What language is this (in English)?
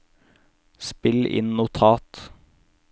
Norwegian